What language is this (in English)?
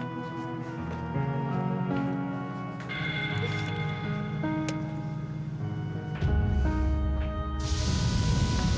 Indonesian